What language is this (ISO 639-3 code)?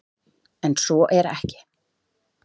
isl